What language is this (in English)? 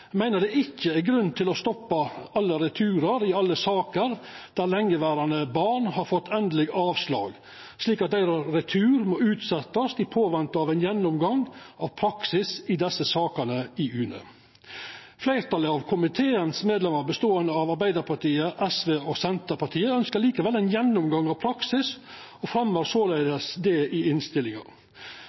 Norwegian Nynorsk